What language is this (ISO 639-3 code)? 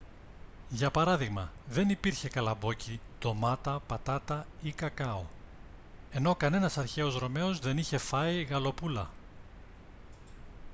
ell